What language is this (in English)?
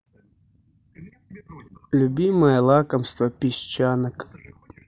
Russian